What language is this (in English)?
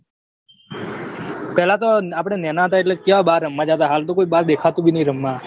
Gujarati